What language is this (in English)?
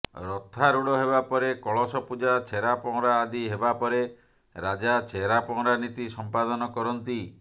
Odia